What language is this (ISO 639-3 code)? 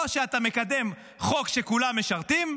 heb